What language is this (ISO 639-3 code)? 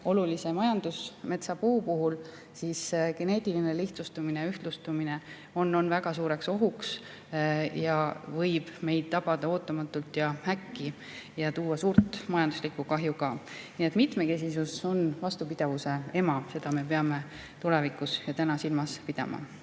est